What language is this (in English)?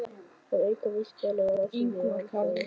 Icelandic